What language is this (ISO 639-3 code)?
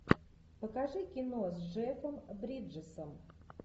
rus